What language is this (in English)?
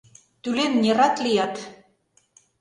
Mari